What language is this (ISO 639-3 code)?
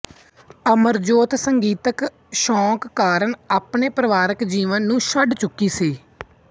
pan